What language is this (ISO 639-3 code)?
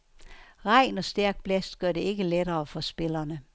dan